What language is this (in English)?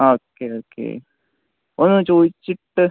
Malayalam